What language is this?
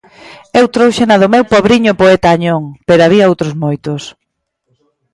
Galician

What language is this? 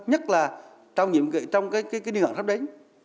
Vietnamese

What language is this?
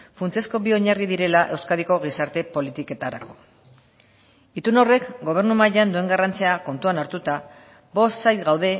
Basque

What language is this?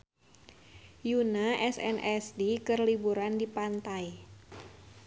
Sundanese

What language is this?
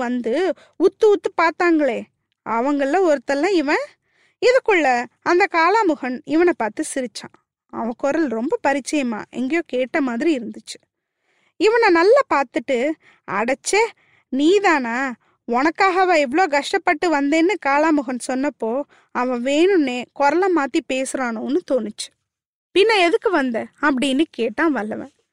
Tamil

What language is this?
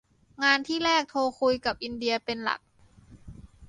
Thai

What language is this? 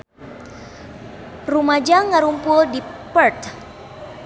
Sundanese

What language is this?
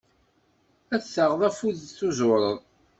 Kabyle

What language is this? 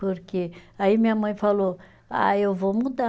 Portuguese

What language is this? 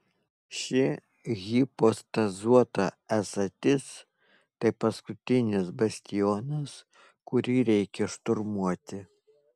Lithuanian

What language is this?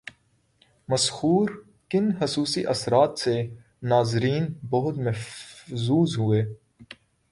Urdu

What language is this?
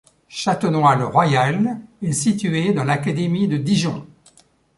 French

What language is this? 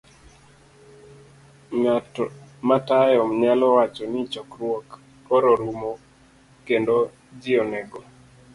Luo (Kenya and Tanzania)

